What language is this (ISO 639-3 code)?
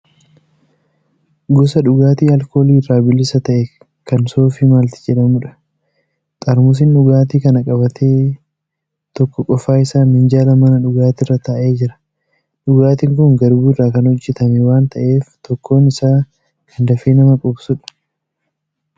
orm